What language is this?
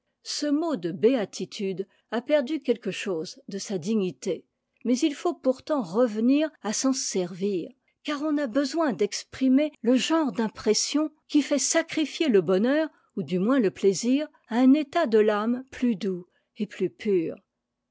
French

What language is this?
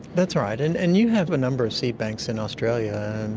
English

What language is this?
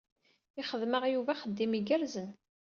Kabyle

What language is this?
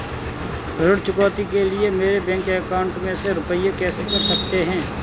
Hindi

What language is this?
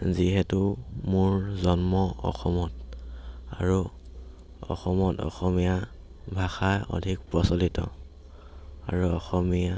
Assamese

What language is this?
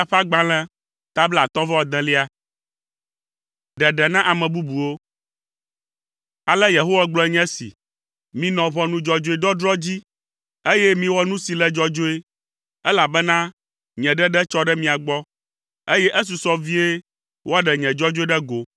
Ewe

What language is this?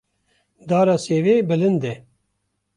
Kurdish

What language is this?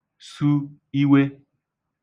Igbo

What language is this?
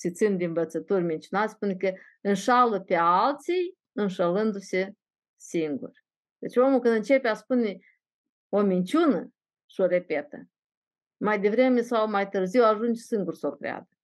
Romanian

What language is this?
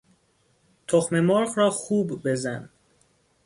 Persian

